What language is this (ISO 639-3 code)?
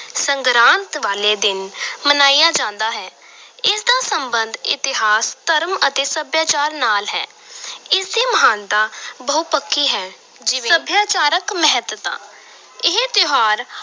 pan